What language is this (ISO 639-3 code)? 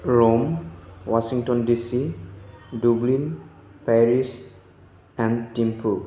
brx